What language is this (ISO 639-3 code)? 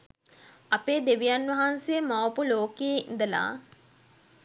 sin